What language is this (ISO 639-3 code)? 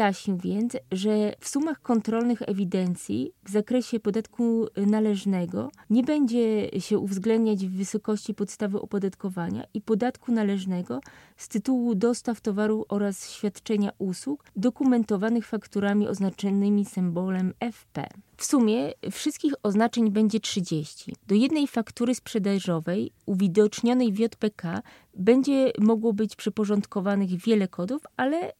pol